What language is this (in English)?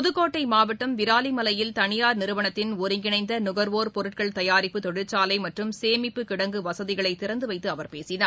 Tamil